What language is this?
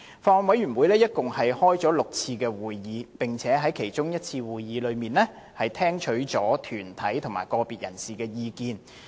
Cantonese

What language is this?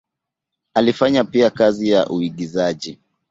Swahili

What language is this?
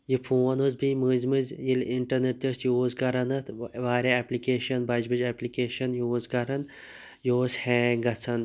Kashmiri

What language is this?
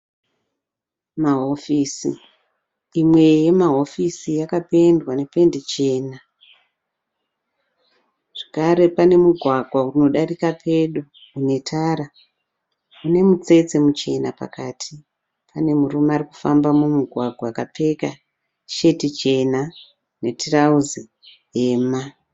Shona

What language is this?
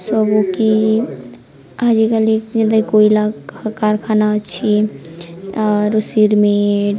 Odia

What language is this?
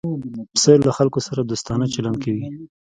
Pashto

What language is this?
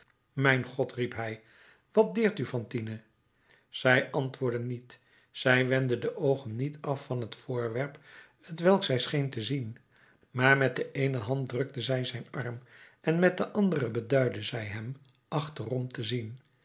Dutch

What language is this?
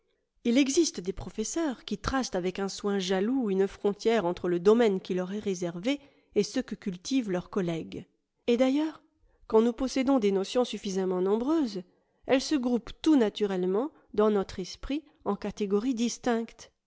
French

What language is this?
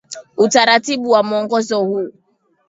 Swahili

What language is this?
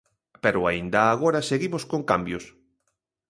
Galician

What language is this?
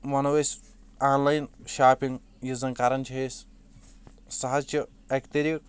Kashmiri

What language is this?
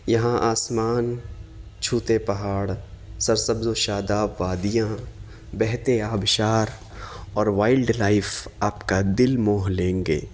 Urdu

